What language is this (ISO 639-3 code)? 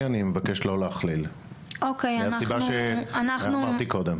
heb